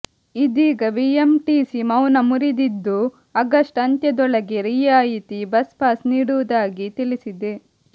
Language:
Kannada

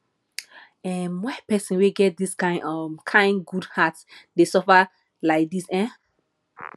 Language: Nigerian Pidgin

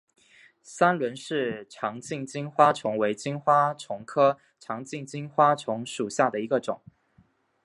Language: Chinese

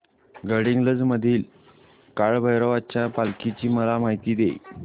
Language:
Marathi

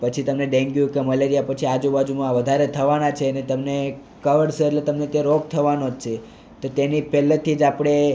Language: Gujarati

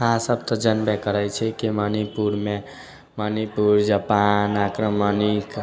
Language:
Maithili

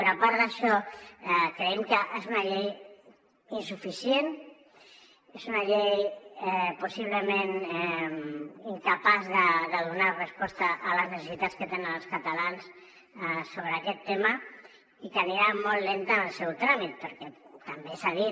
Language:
Catalan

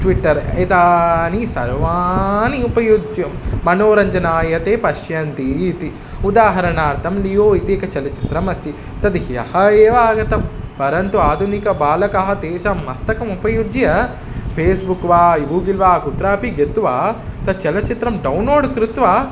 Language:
Sanskrit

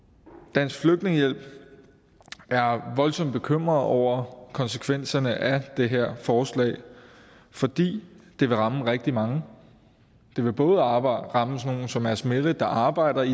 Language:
Danish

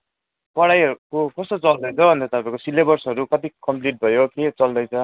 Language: Nepali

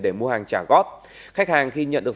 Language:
Vietnamese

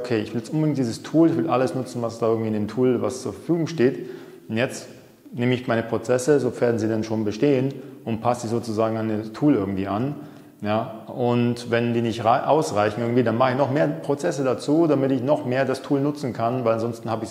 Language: German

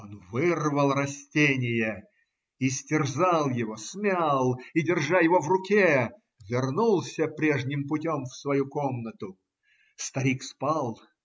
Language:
Russian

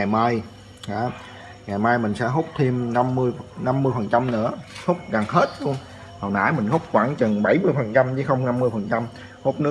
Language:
Vietnamese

